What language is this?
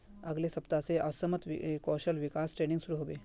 Magahi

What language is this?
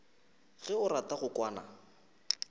Northern Sotho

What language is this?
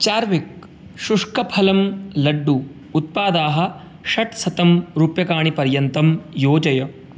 Sanskrit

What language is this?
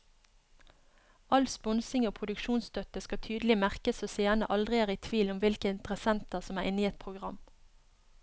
Norwegian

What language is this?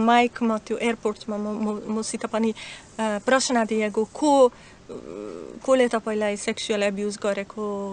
Dutch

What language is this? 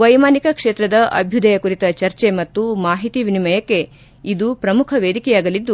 Kannada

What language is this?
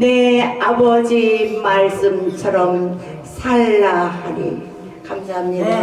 Korean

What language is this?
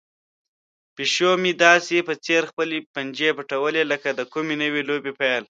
Pashto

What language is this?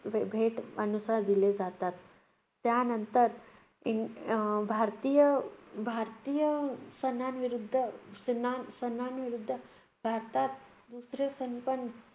Marathi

